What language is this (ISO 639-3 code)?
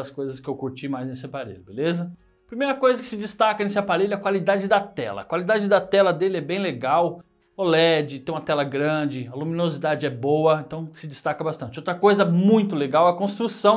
por